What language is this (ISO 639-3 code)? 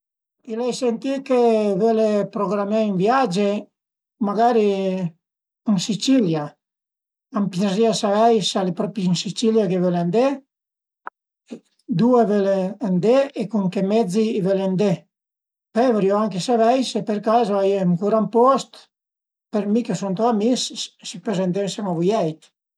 pms